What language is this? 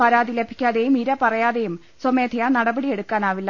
Malayalam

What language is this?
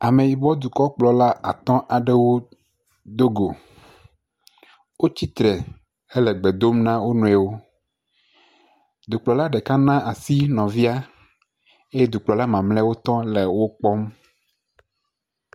Ewe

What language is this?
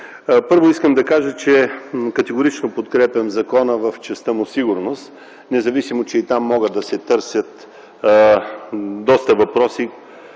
Bulgarian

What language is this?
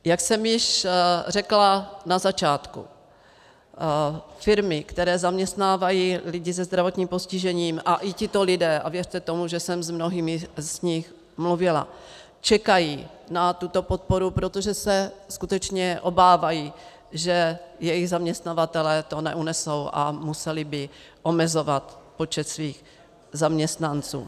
Czech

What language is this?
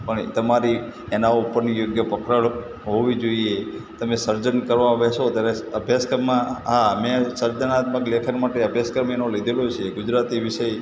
Gujarati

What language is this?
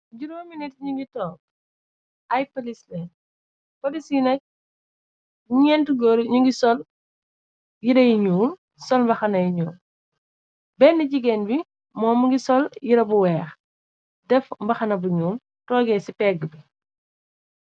Wolof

